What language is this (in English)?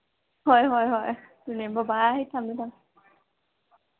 Manipuri